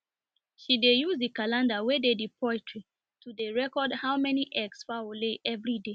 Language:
Nigerian Pidgin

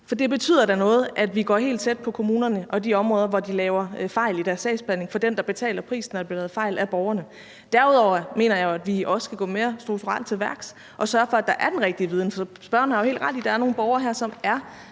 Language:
Danish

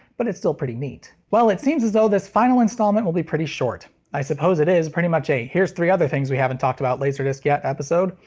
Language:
English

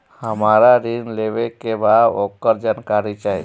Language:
Bhojpuri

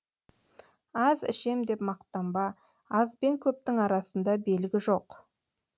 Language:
Kazakh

